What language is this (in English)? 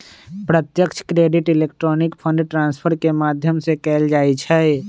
Magahi